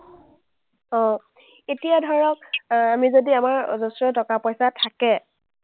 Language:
Assamese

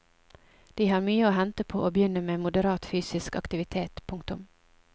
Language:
Norwegian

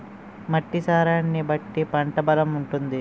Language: Telugu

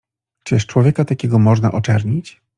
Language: Polish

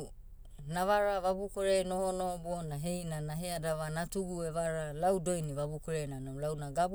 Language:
Motu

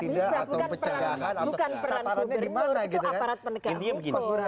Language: Indonesian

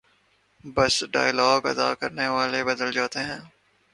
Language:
Urdu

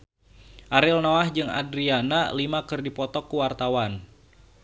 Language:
Sundanese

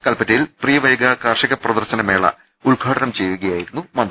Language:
Malayalam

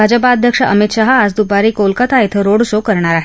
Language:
Marathi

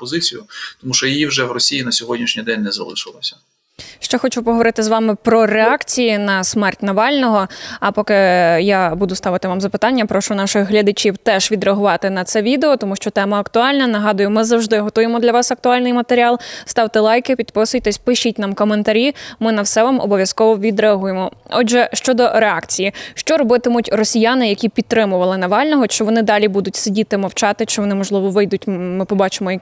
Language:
Ukrainian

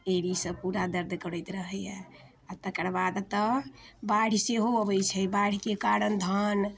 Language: Maithili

